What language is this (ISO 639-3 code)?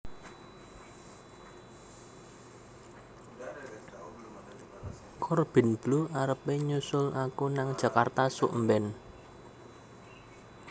jav